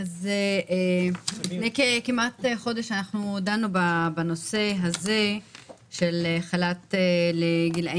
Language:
Hebrew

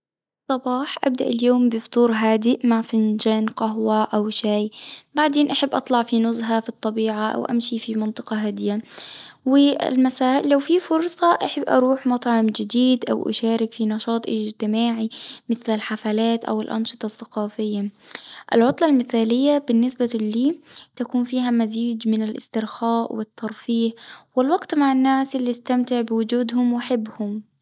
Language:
Tunisian Arabic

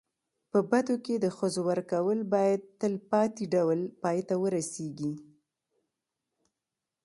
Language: Pashto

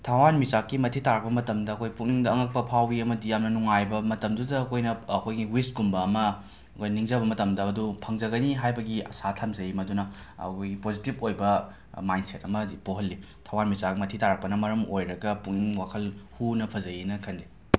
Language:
Manipuri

